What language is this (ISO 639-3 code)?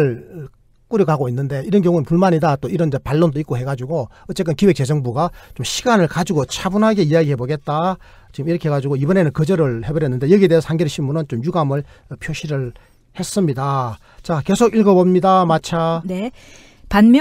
kor